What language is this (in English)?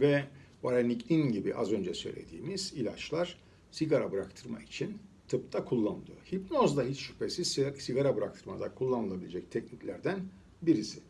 Turkish